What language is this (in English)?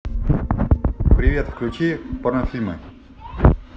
Russian